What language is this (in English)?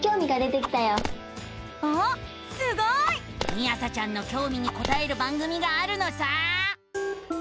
Japanese